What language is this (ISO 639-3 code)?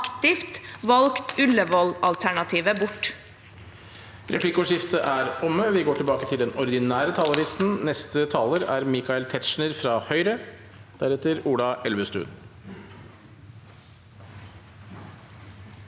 nor